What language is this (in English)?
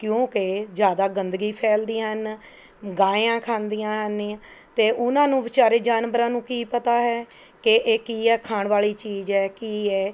Punjabi